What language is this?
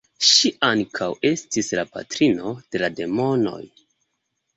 Esperanto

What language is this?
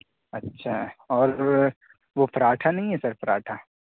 Urdu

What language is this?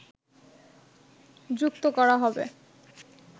Bangla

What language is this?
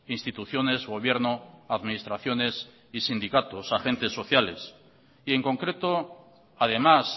Spanish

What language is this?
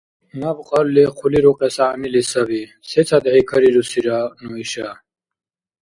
Dargwa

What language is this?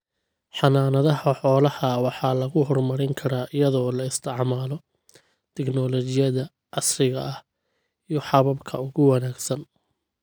Somali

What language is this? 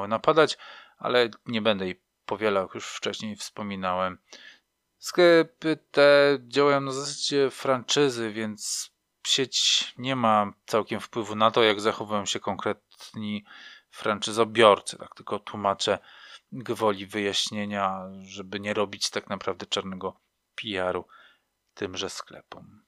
Polish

